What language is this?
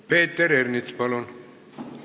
Estonian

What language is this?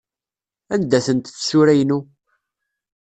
Kabyle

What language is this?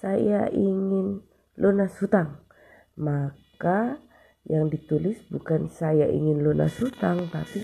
Indonesian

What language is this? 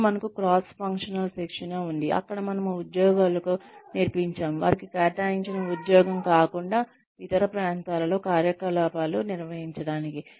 Telugu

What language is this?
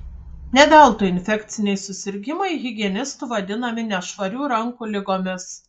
Lithuanian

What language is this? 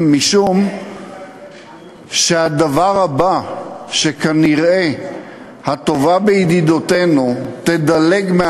Hebrew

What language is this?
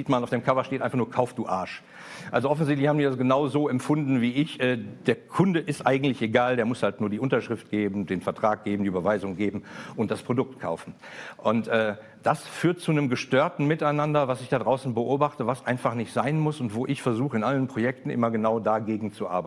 German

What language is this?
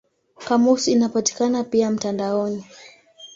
Swahili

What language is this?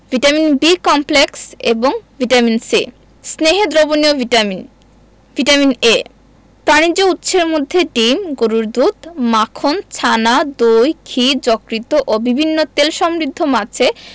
Bangla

